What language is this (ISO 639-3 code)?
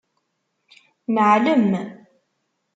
kab